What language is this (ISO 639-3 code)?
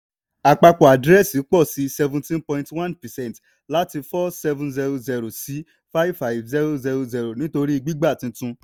yor